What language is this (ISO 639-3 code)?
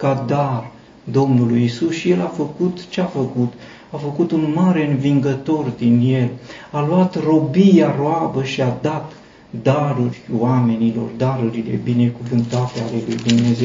ron